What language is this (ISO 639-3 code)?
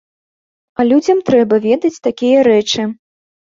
bel